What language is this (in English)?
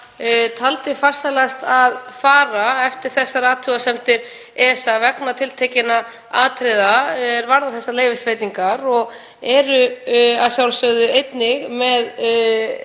Icelandic